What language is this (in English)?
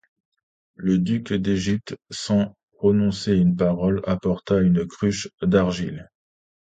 French